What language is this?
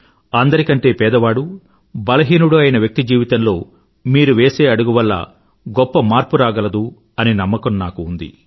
Telugu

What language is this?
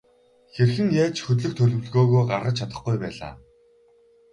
Mongolian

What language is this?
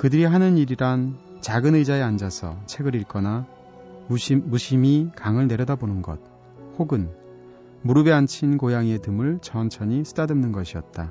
Korean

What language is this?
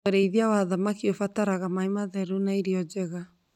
Kikuyu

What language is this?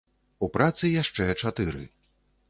Belarusian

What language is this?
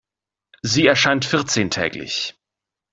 German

